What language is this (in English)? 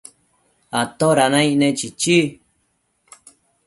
Matsés